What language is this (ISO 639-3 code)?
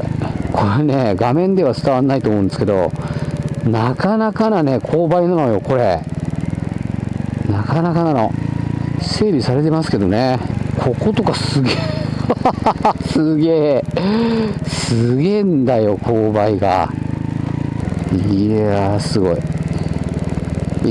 jpn